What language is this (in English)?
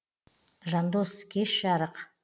Kazakh